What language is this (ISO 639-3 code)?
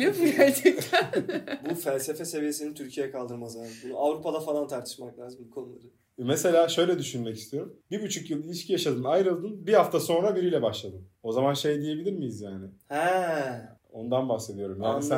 tur